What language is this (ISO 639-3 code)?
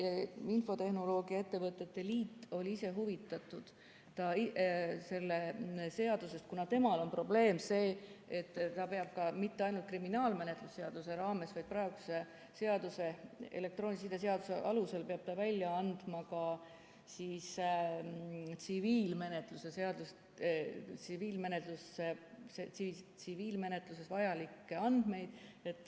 est